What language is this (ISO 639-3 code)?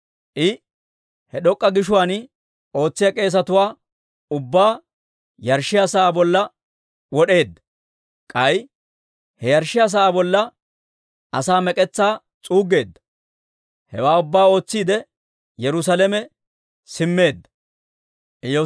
dwr